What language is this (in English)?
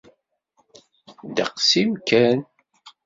Kabyle